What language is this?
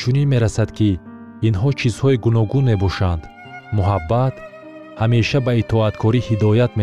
Persian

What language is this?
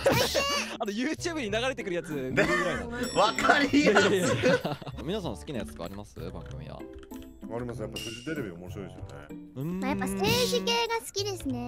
Japanese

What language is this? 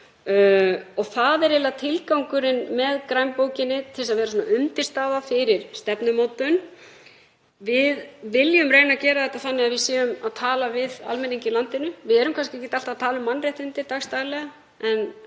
Icelandic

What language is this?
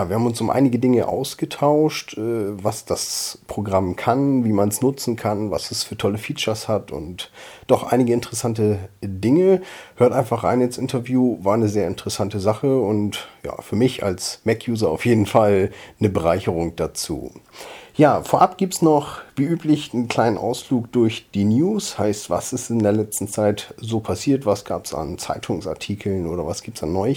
German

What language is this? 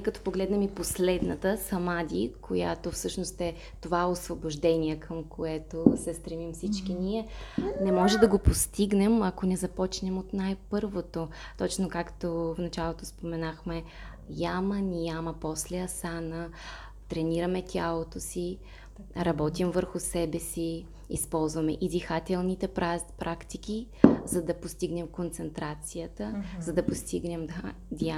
Bulgarian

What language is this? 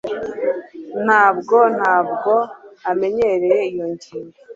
Kinyarwanda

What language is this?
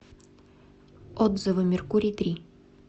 Russian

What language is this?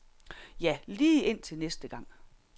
Danish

